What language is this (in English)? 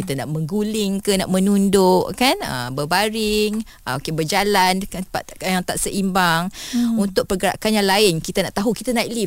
Malay